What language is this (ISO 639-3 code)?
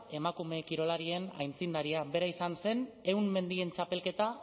eus